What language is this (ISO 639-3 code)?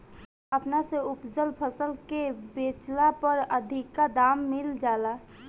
bho